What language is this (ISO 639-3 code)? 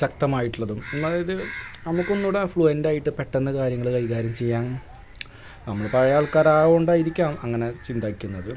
mal